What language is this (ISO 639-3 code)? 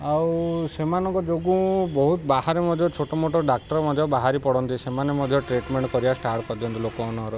ori